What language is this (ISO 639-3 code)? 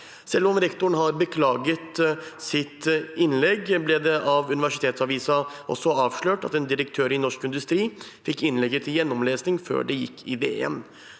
nor